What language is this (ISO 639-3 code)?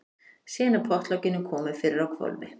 isl